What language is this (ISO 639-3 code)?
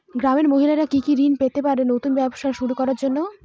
ben